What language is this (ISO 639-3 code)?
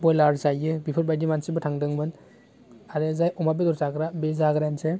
brx